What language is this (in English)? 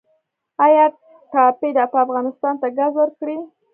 Pashto